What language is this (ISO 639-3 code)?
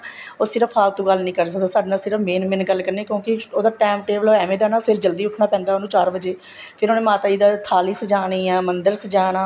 pan